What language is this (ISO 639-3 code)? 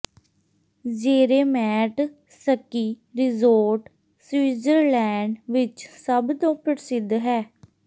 pan